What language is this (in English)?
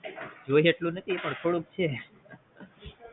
Gujarati